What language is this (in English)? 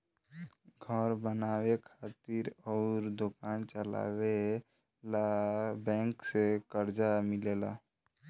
Bhojpuri